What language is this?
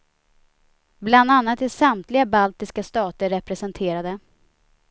Swedish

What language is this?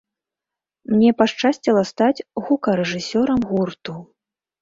Belarusian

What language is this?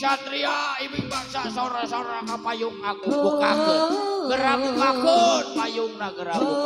Indonesian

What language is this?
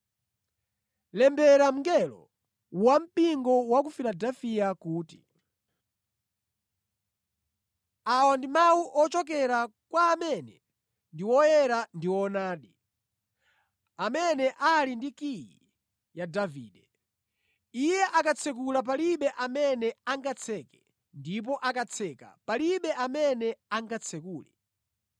Nyanja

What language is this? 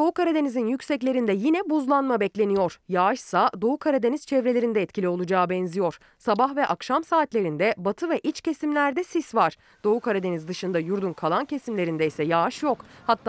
Turkish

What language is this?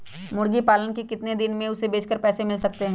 Magahi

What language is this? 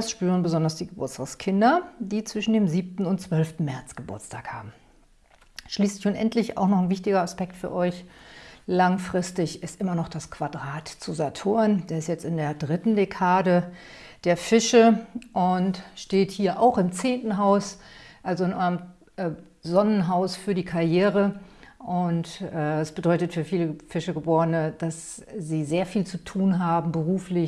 German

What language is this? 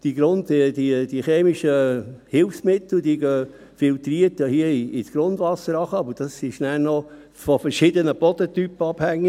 Swiss German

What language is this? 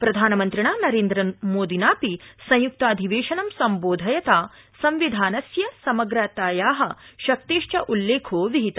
Sanskrit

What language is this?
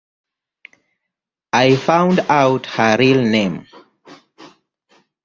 English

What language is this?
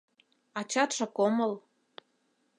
Mari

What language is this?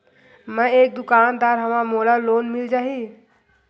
Chhattisgarhi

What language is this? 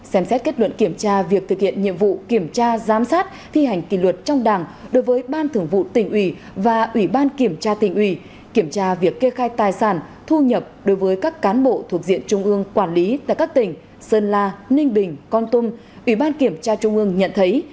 Vietnamese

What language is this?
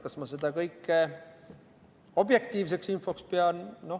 Estonian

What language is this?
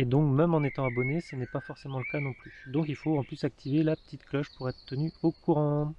French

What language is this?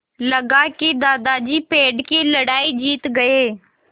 Hindi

